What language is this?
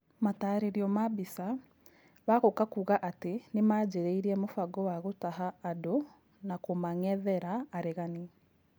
Kikuyu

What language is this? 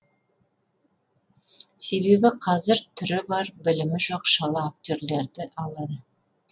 Kazakh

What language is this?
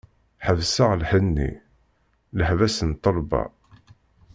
Kabyle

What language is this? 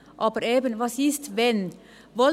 Swiss German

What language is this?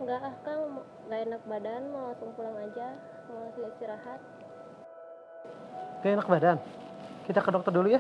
Indonesian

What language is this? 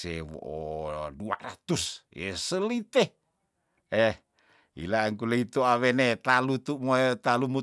Tondano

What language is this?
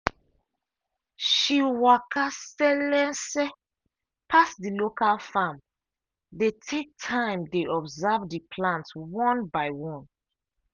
Nigerian Pidgin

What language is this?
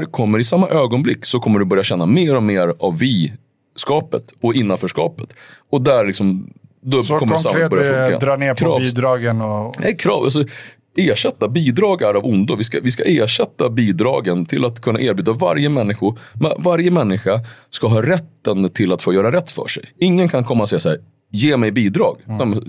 Swedish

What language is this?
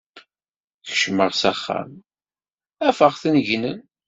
Kabyle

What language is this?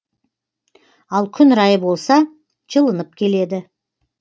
Kazakh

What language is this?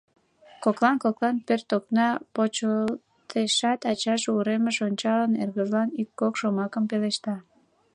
Mari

